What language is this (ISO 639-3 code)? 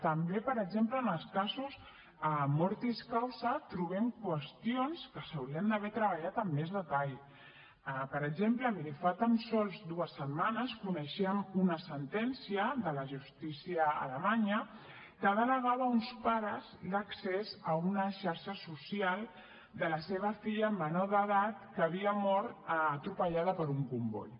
cat